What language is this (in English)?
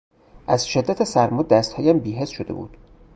Persian